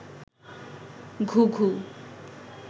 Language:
Bangla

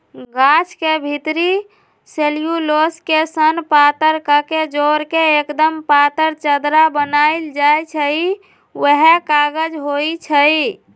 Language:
Magahi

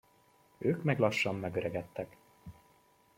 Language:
Hungarian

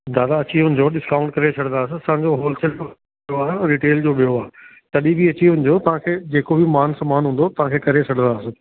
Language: Sindhi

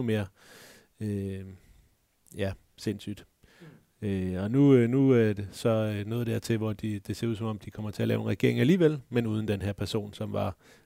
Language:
Danish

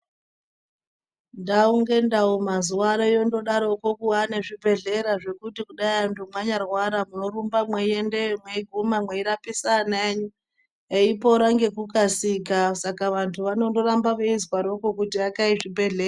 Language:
Ndau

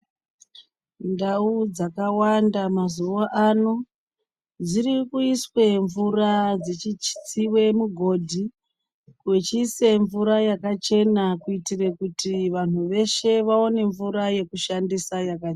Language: Ndau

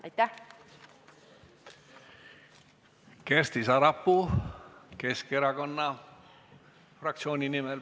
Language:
Estonian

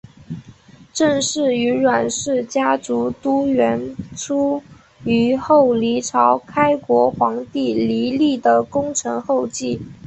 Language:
Chinese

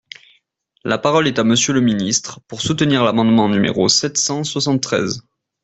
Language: French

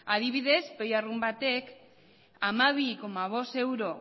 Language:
Basque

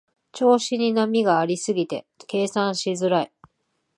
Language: Japanese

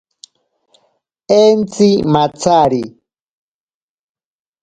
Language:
Ashéninka Perené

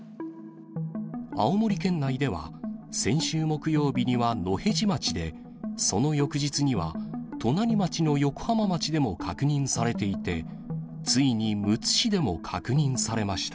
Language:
Japanese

